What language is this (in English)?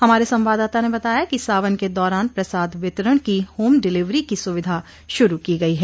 Hindi